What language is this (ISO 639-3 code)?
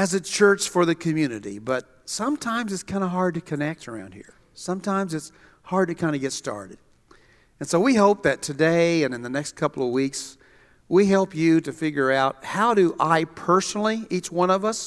eng